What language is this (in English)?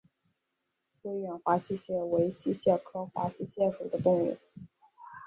Chinese